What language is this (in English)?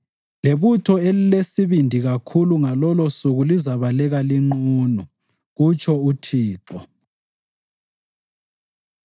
North Ndebele